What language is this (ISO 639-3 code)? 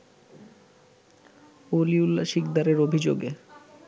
ben